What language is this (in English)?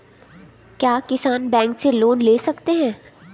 Hindi